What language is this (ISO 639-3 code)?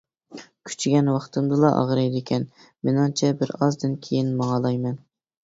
uig